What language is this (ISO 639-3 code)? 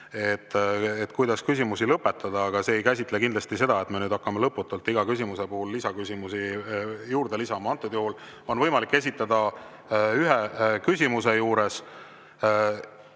est